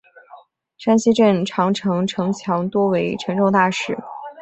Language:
Chinese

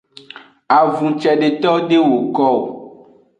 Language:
Aja (Benin)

